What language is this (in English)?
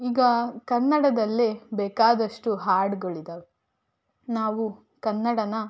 Kannada